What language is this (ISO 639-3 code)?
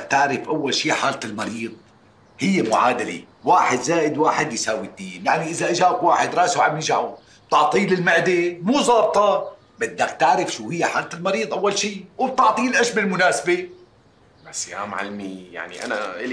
ara